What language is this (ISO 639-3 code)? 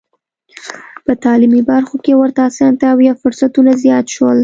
pus